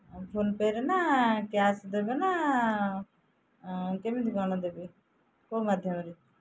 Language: Odia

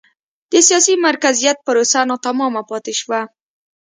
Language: Pashto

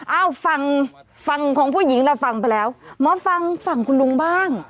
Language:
Thai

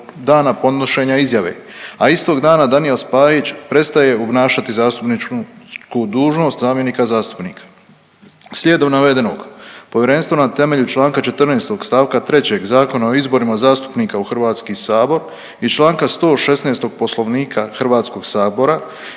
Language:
Croatian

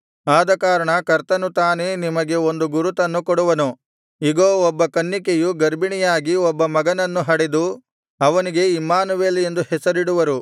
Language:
Kannada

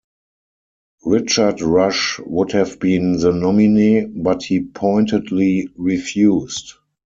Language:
English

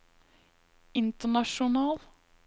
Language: Norwegian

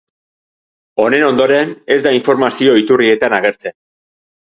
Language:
Basque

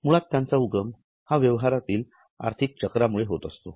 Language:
Marathi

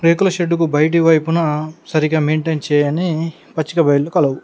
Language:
Telugu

